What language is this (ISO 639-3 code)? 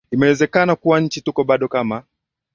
swa